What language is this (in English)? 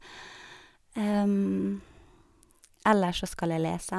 Norwegian